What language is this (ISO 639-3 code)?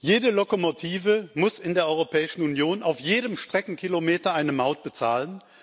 deu